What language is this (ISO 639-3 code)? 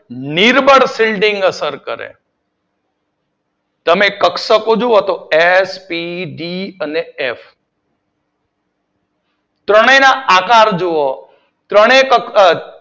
guj